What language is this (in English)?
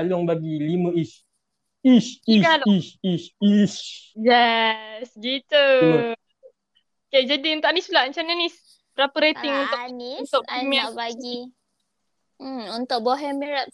Malay